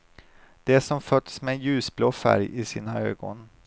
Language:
Swedish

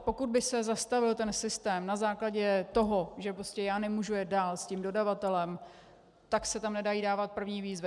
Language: Czech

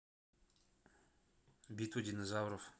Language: Russian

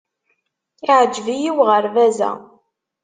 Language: Kabyle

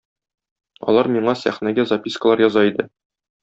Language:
Tatar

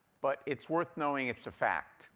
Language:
English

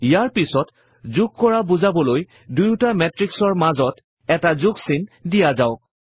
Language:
Assamese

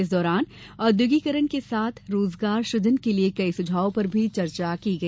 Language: Hindi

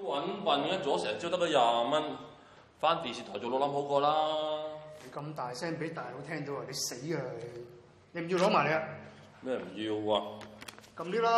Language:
Chinese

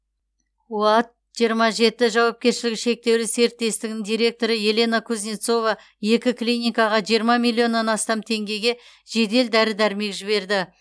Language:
Kazakh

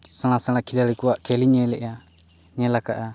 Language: Santali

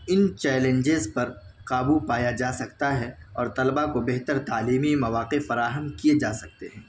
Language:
Urdu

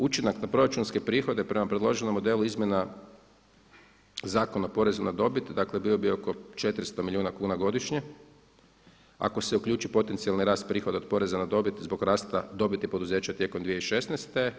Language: Croatian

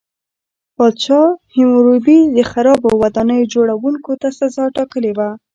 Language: Pashto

